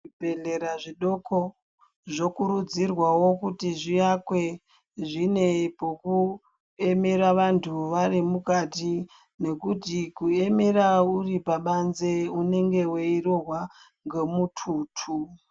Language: Ndau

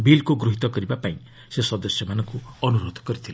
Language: Odia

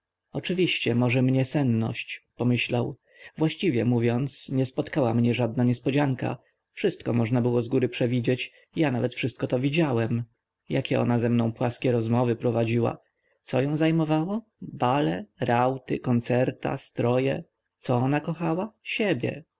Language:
Polish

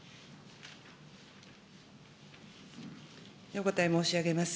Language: Japanese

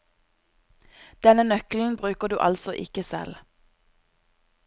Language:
Norwegian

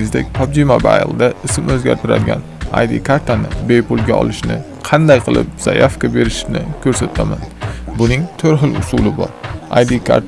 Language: Turkish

